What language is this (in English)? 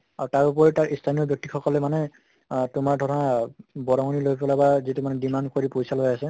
Assamese